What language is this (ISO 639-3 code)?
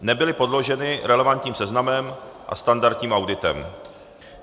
ces